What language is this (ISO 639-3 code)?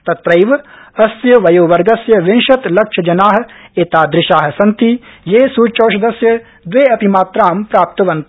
san